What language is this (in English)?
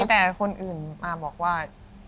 Thai